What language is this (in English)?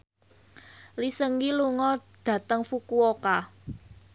Javanese